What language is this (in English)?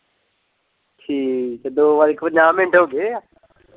Punjabi